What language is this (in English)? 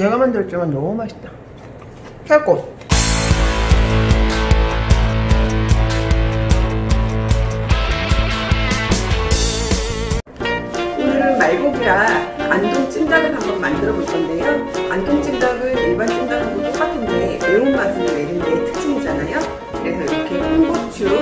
Korean